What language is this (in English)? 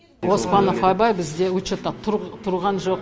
Kazakh